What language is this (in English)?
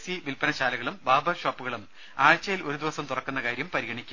Malayalam